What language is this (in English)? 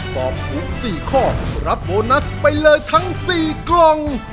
Thai